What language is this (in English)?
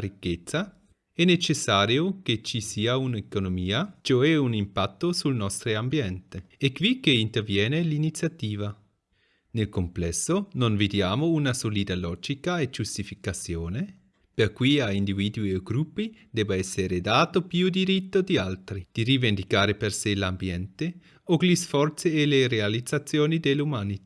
Italian